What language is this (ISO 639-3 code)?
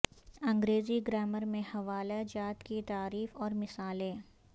urd